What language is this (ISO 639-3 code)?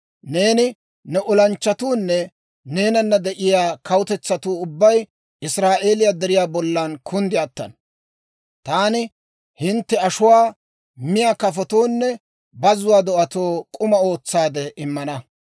dwr